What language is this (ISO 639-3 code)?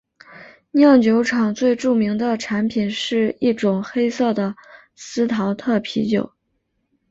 zho